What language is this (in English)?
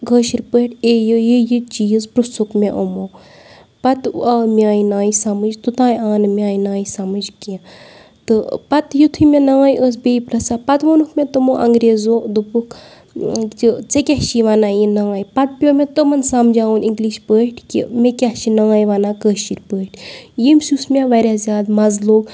Kashmiri